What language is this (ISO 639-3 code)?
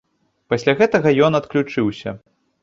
bel